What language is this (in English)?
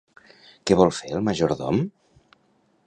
Catalan